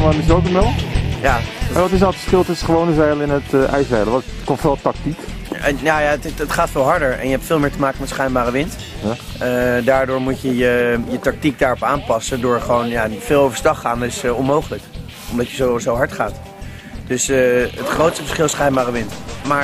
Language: Dutch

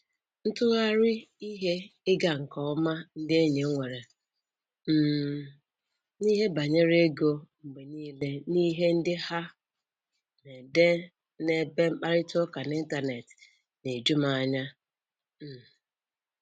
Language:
Igbo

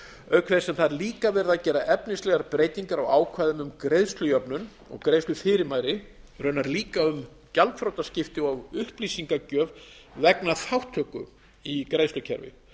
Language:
Icelandic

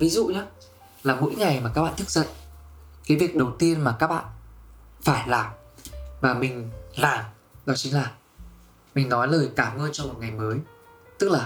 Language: Vietnamese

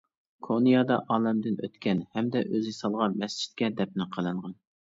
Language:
Uyghur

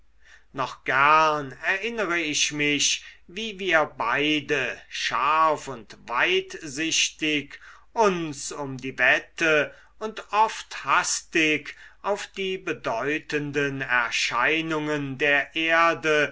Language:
German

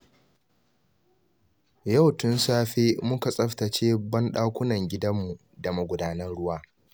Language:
Hausa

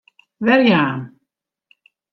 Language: Western Frisian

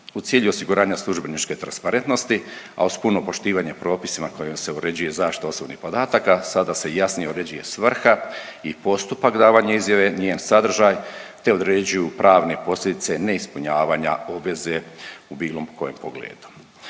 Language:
Croatian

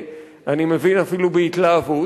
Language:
Hebrew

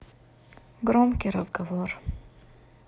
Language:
Russian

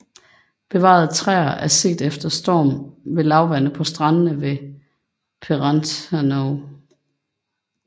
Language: Danish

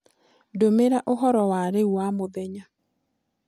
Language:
Kikuyu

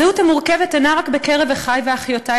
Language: Hebrew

